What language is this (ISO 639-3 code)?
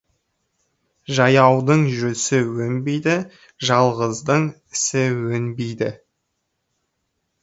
kaz